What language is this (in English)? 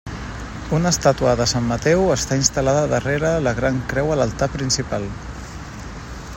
Catalan